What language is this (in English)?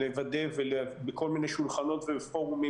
Hebrew